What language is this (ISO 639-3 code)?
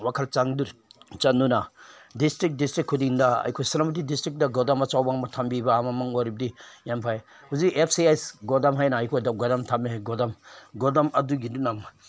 mni